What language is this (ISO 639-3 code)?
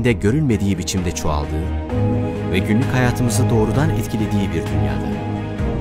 tur